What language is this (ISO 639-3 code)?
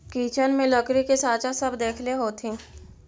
mag